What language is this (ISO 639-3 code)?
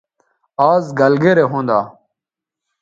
btv